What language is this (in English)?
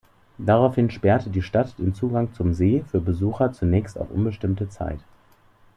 German